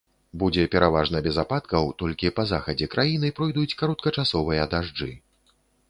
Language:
Belarusian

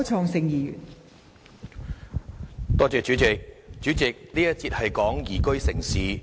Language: Cantonese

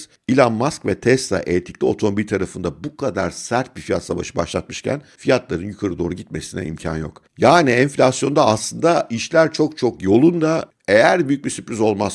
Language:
Turkish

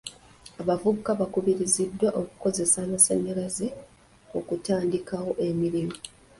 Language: Ganda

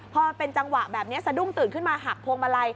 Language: Thai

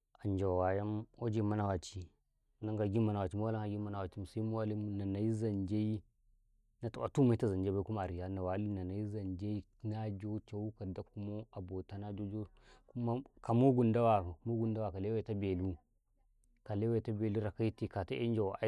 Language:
Karekare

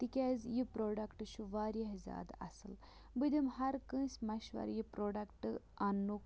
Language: Kashmiri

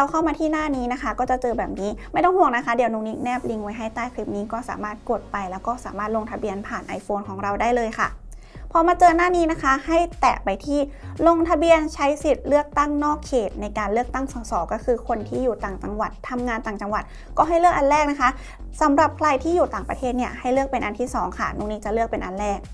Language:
Thai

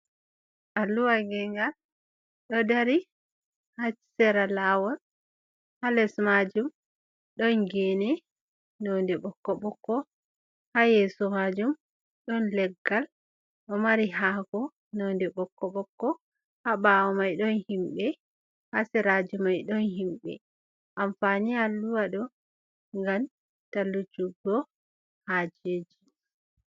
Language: Fula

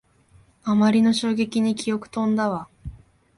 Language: Japanese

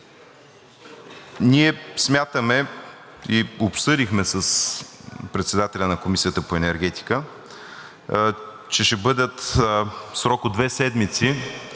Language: Bulgarian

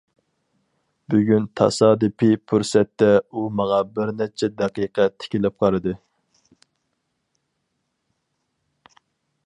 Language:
Uyghur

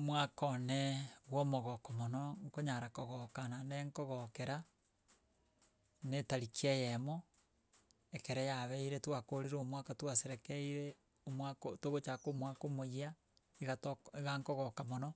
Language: Gusii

